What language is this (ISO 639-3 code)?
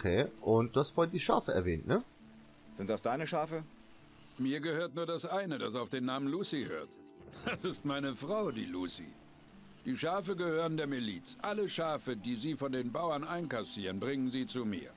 deu